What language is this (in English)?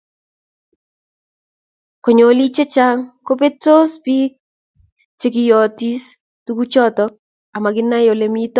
Kalenjin